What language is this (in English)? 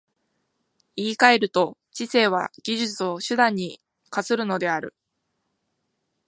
Japanese